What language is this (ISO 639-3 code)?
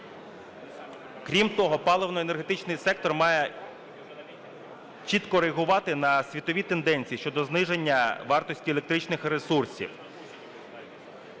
ukr